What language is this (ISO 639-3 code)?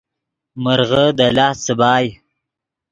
ydg